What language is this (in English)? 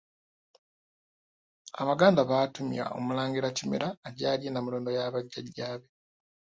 Ganda